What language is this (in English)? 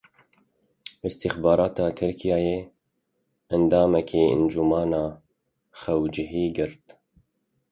Kurdish